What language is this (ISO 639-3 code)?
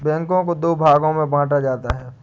hin